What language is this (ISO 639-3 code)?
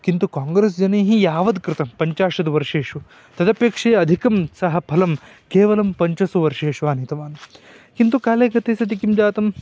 san